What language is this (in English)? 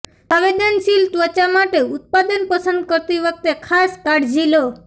Gujarati